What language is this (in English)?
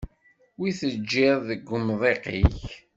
Kabyle